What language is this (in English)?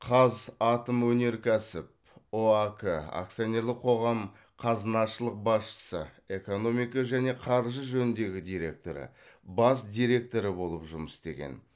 Kazakh